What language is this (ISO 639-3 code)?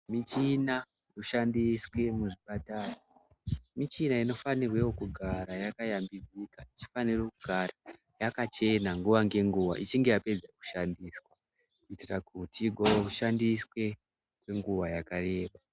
ndc